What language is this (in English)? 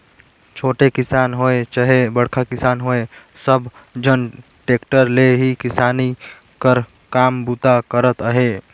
Chhattisgarhi